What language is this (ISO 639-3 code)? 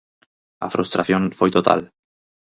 glg